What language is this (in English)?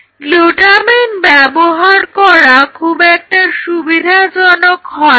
Bangla